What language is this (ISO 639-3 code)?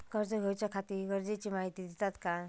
mar